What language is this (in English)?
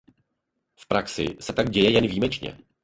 Czech